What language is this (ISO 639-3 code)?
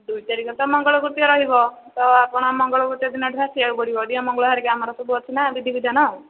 ori